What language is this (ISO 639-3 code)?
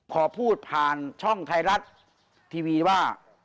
tha